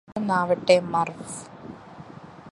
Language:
Malayalam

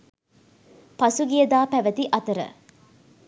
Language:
Sinhala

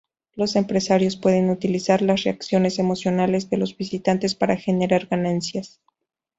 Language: Spanish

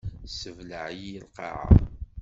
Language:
Kabyle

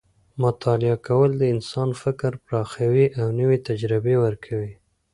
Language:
Pashto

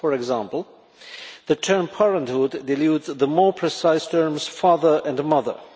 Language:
English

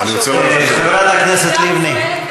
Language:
Hebrew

